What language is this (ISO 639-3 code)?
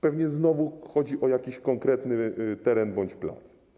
pol